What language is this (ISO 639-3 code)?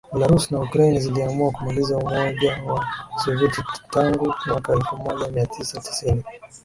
swa